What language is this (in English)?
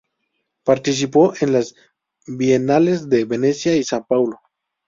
Spanish